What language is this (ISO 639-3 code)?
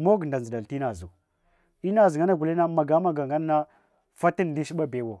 hwo